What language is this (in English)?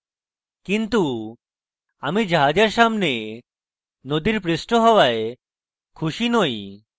Bangla